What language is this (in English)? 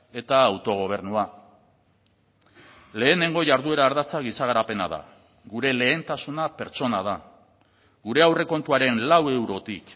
Basque